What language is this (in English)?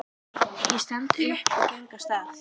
Icelandic